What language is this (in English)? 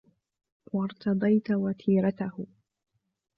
Arabic